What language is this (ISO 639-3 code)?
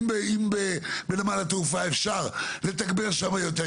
heb